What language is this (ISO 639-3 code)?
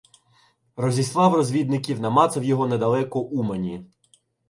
ukr